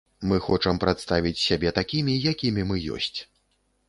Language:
Belarusian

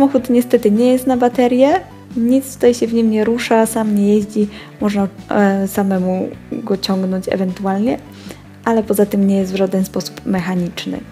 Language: Polish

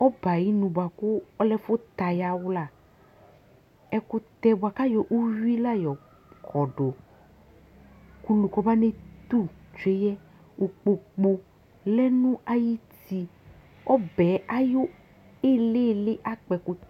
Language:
Ikposo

